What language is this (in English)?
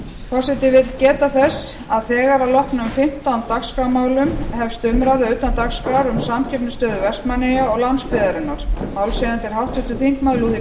Icelandic